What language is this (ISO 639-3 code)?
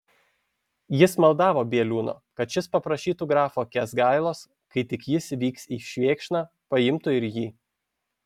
lit